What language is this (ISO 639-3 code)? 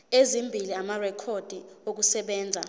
zul